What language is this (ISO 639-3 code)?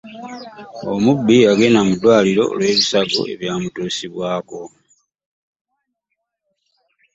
lug